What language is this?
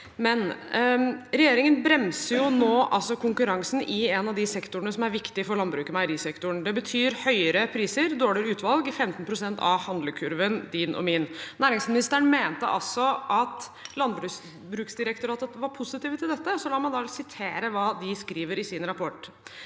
Norwegian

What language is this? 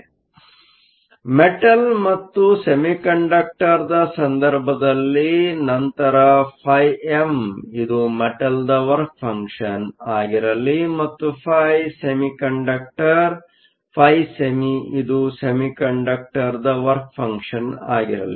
Kannada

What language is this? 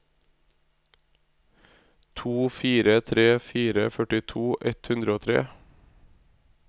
Norwegian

